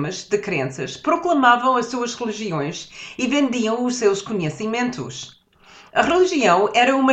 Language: Portuguese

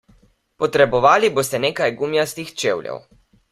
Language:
Slovenian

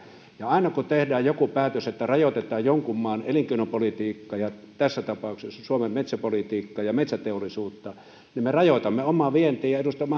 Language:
Finnish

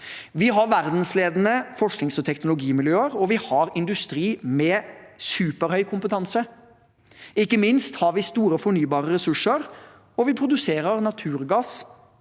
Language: Norwegian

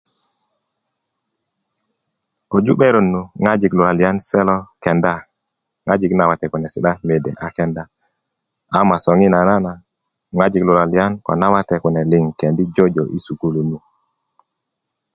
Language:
Kuku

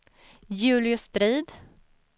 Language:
Swedish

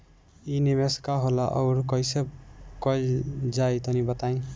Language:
Bhojpuri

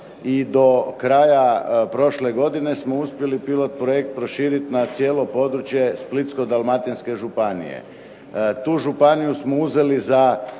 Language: Croatian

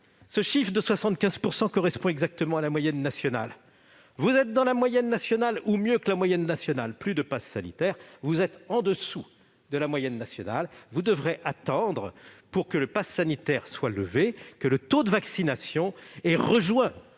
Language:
French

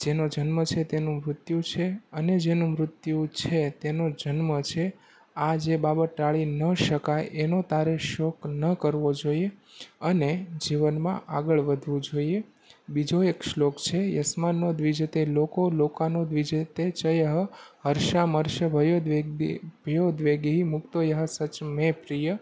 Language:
Gujarati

